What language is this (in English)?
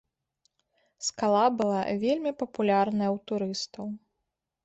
Belarusian